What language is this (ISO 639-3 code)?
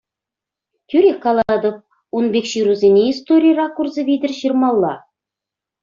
chv